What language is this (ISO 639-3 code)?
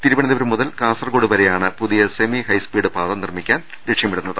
mal